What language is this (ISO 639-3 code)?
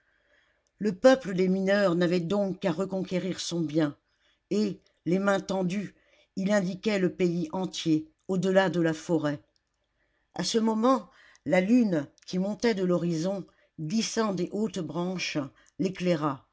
fra